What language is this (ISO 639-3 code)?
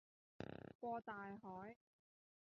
yue